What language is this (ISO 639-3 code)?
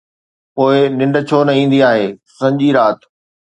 snd